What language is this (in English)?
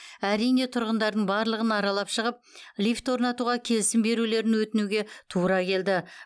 Kazakh